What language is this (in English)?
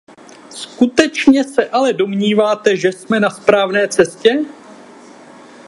Czech